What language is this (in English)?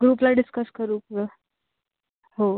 Marathi